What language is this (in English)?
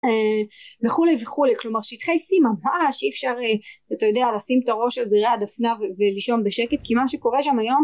Hebrew